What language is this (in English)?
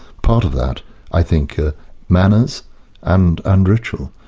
English